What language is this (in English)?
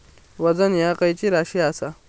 Marathi